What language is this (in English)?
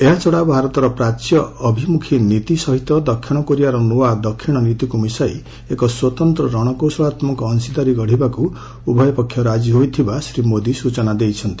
Odia